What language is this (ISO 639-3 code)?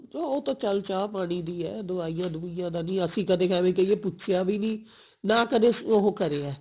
pan